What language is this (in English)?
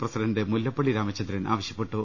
Malayalam